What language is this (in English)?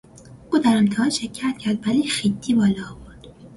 Persian